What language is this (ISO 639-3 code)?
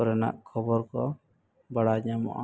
sat